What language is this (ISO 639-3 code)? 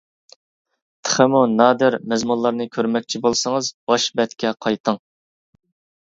uig